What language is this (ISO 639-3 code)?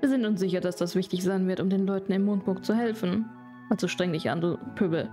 deu